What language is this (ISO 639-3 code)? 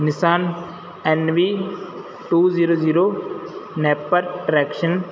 pan